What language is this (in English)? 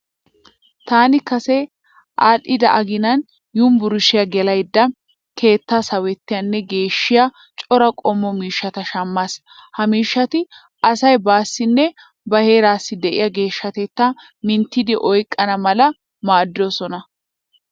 Wolaytta